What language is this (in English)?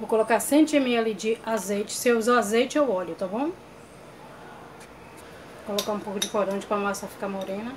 Portuguese